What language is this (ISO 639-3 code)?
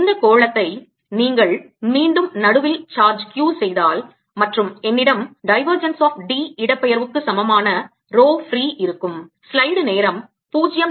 tam